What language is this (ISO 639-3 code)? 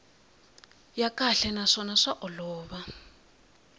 tso